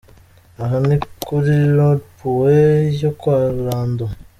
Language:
Kinyarwanda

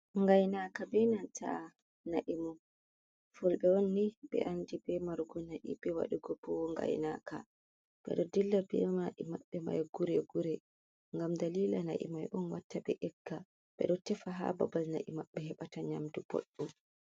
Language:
Fula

